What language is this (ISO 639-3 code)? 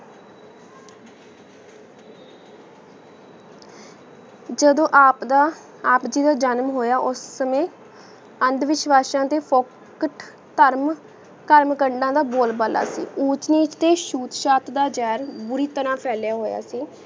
pan